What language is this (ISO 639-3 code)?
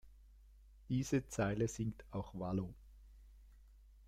deu